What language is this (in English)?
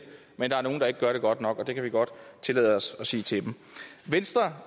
Danish